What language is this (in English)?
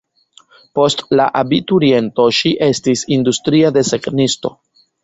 Esperanto